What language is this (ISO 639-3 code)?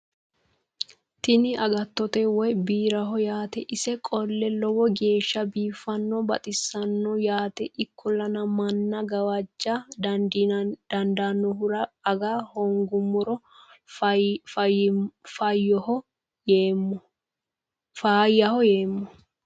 sid